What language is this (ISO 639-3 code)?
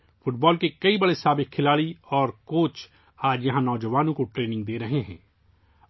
urd